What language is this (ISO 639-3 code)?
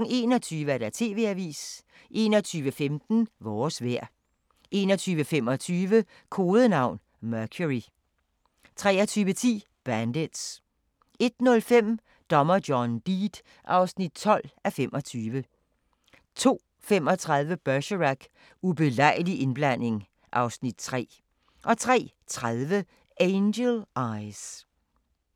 dan